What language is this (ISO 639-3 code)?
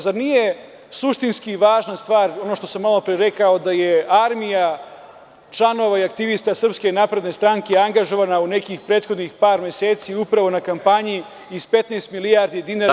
srp